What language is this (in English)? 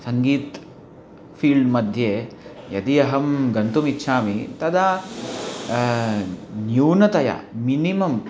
Sanskrit